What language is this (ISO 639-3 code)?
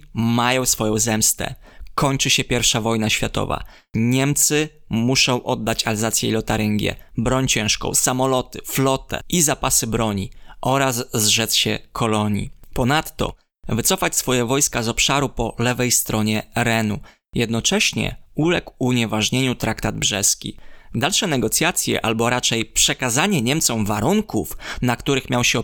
pol